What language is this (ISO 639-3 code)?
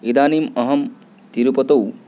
san